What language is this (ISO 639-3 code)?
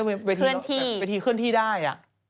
tha